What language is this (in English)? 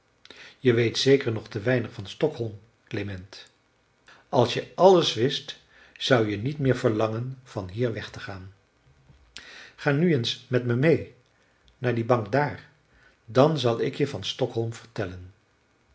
Dutch